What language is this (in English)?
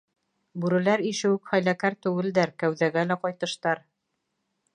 Bashkir